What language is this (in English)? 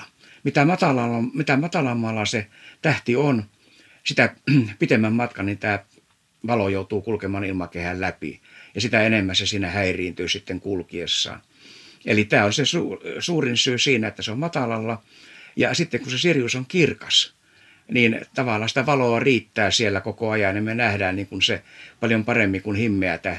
Finnish